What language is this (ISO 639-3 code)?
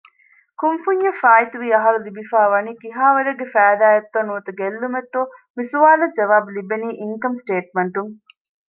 div